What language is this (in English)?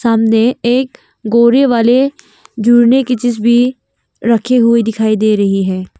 Hindi